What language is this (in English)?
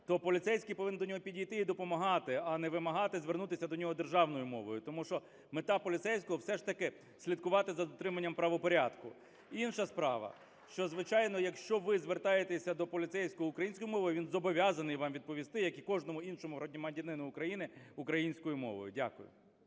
Ukrainian